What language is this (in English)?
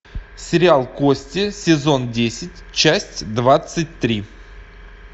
Russian